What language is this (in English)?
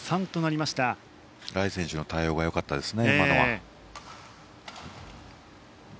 Japanese